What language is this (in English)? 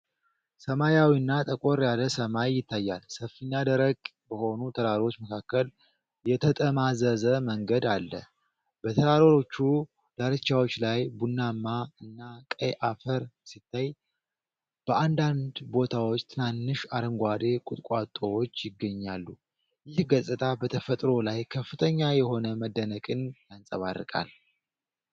Amharic